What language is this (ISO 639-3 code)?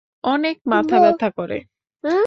ben